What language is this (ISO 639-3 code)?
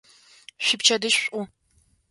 ady